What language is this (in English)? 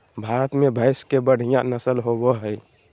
Magahi